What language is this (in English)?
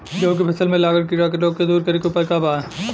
Bhojpuri